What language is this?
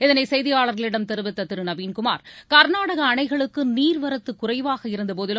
Tamil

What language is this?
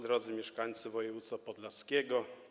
Polish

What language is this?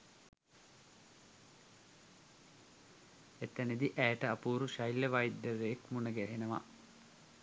Sinhala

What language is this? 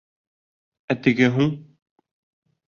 Bashkir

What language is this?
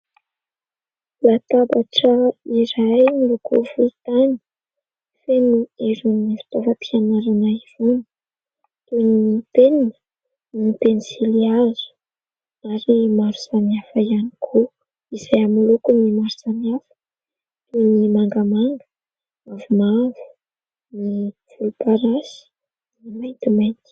Malagasy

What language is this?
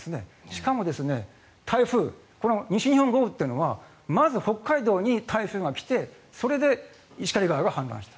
Japanese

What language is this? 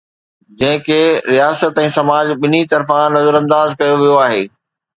Sindhi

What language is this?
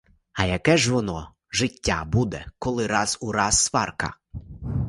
Ukrainian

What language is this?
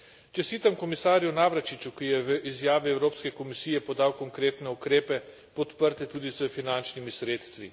Slovenian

